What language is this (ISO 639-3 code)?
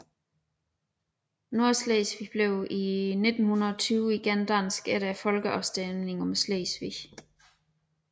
dan